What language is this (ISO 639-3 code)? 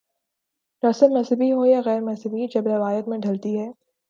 urd